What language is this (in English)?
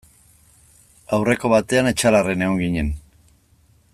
Basque